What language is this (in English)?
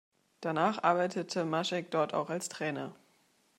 German